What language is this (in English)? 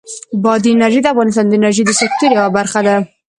Pashto